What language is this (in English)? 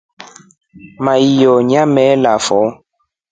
Rombo